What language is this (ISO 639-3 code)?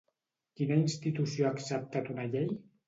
cat